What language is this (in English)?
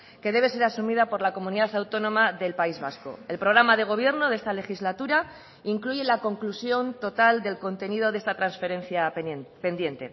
Spanish